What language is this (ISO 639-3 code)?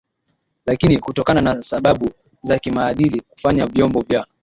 swa